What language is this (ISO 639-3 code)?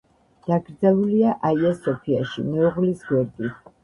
kat